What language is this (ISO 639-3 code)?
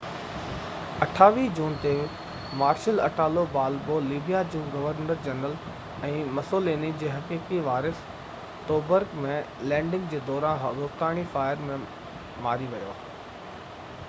snd